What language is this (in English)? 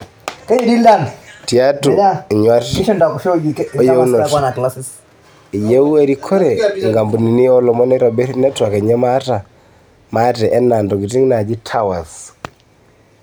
Masai